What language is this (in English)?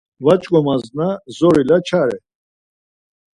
Laz